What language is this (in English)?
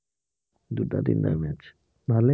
Assamese